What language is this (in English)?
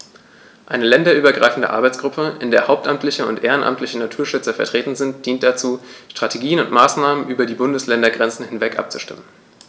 German